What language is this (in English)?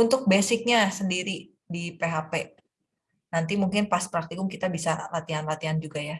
Indonesian